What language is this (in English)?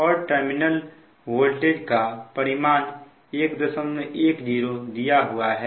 Hindi